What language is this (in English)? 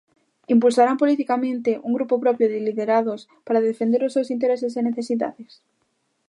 Galician